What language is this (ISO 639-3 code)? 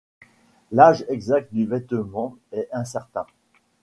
fra